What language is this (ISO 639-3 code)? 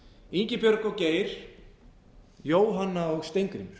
isl